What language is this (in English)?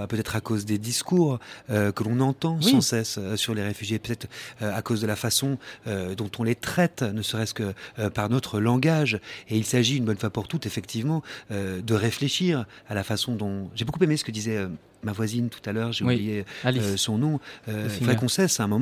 French